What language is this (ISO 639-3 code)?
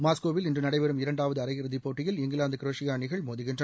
tam